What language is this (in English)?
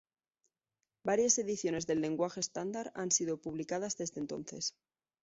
Spanish